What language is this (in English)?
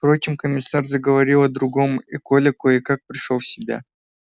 Russian